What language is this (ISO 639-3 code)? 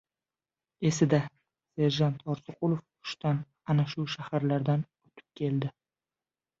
uzb